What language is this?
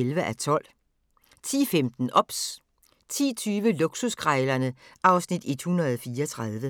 Danish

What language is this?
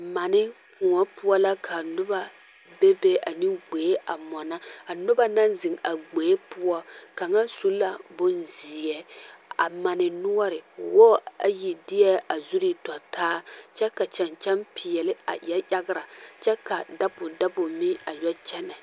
Southern Dagaare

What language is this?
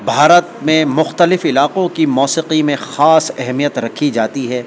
Urdu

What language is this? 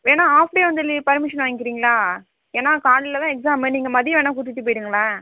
Tamil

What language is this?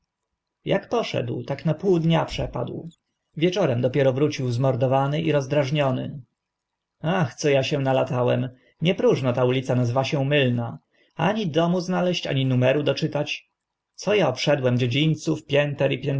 Polish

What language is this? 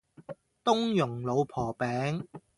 Cantonese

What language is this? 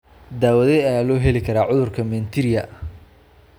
Somali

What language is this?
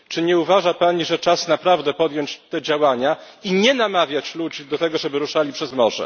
Polish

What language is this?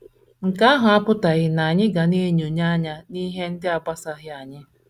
Igbo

